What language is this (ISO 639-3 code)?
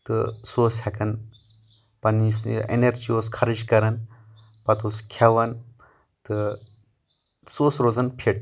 kas